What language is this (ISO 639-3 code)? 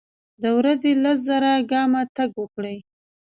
pus